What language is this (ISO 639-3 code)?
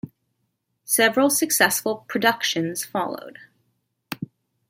eng